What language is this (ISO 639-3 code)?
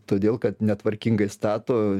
lit